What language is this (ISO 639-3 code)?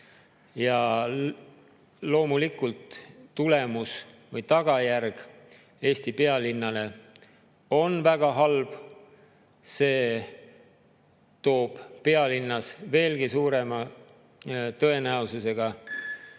est